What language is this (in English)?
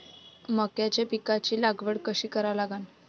Marathi